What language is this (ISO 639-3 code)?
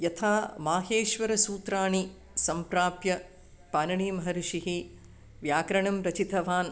san